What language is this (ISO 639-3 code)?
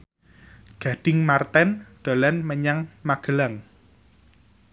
jav